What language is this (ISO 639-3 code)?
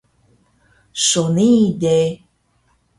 trv